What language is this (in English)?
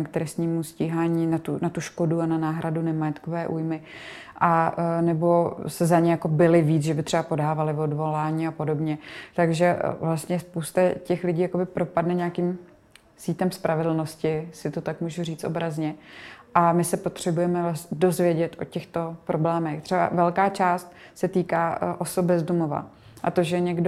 Czech